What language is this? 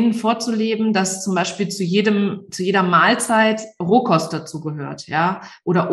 German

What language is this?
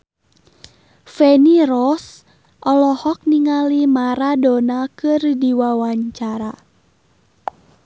Sundanese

